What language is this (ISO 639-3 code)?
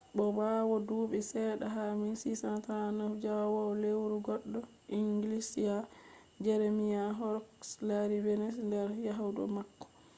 ful